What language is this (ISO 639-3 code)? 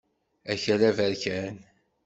kab